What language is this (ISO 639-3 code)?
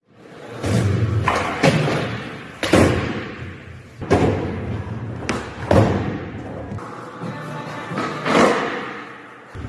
eng